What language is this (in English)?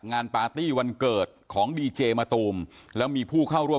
Thai